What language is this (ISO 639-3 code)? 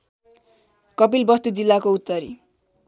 nep